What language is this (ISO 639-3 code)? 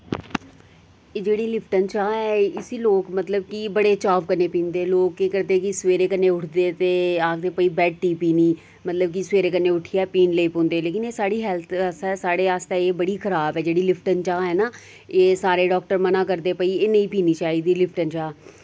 doi